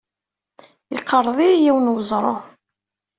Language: Kabyle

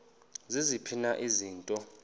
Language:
Xhosa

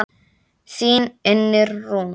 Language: Icelandic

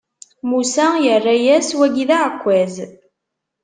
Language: Kabyle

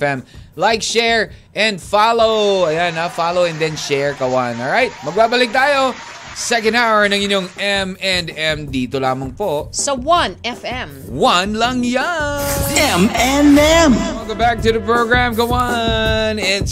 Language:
Filipino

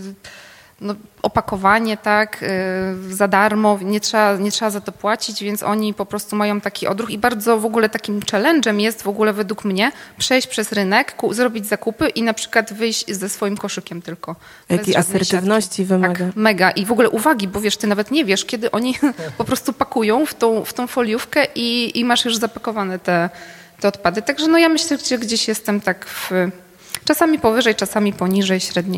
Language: Polish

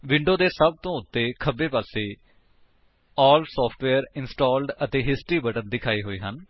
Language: Punjabi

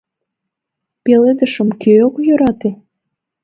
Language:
Mari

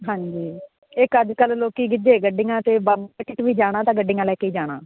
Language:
Punjabi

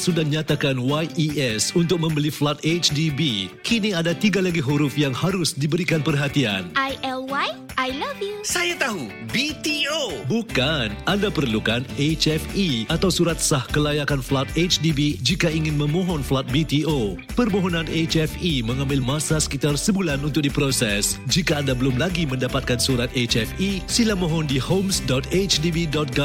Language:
Malay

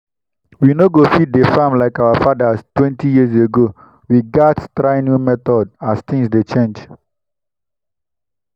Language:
Nigerian Pidgin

